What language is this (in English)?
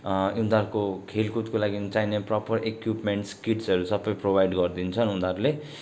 Nepali